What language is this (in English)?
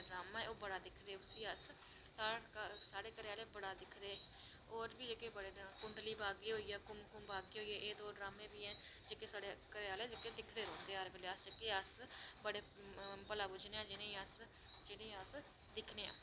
Dogri